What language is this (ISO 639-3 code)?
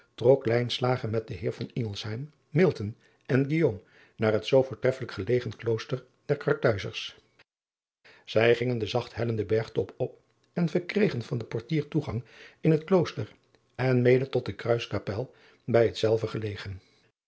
nld